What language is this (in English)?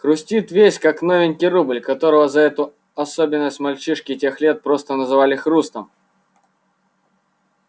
Russian